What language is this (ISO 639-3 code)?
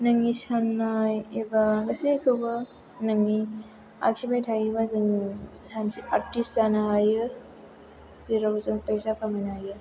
brx